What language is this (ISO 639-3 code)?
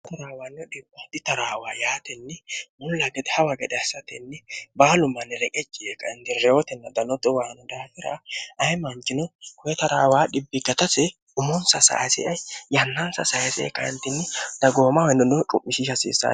sid